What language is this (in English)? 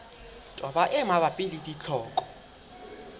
Southern Sotho